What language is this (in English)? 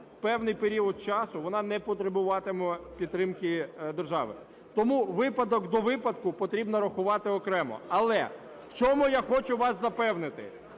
Ukrainian